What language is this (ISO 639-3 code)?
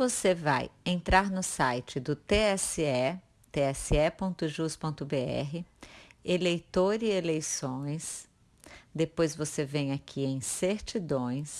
por